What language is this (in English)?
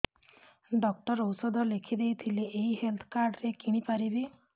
Odia